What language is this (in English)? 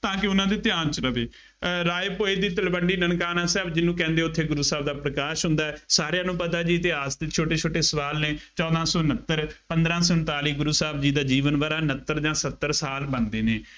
Punjabi